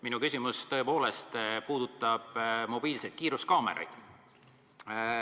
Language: Estonian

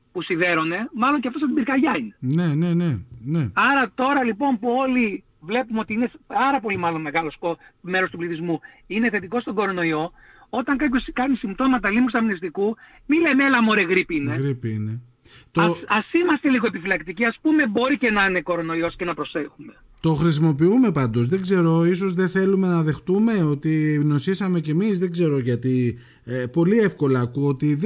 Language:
Greek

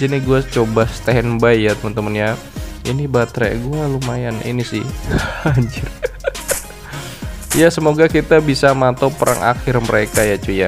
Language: Indonesian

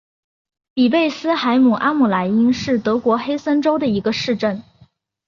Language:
Chinese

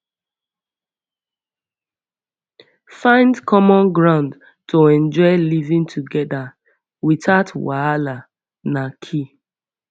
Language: Nigerian Pidgin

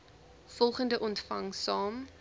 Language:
Afrikaans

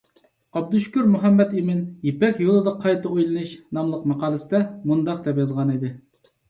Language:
Uyghur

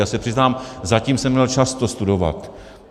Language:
Czech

